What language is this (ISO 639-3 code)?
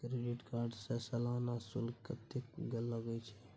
mai